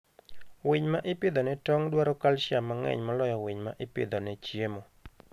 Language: Luo (Kenya and Tanzania)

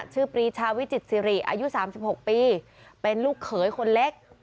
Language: Thai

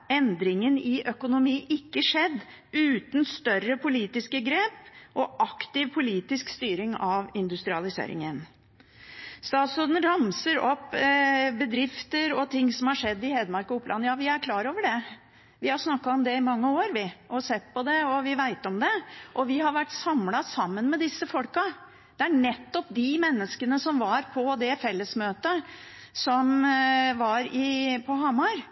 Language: Norwegian Bokmål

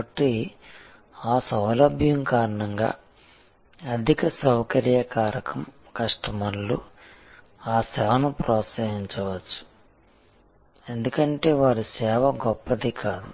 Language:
Telugu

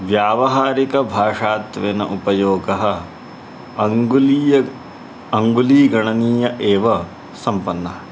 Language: Sanskrit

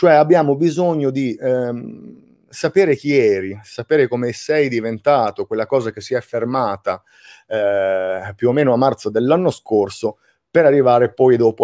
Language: Italian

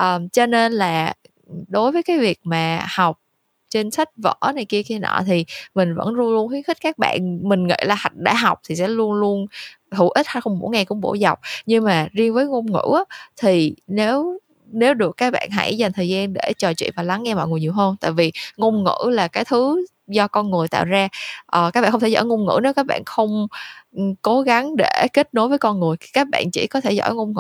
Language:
Vietnamese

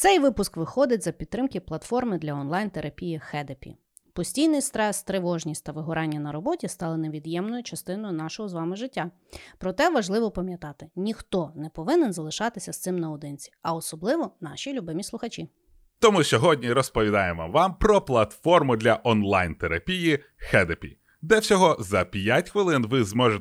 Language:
Ukrainian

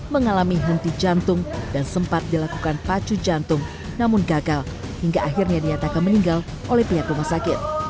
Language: Indonesian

